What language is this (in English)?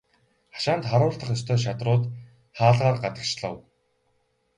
Mongolian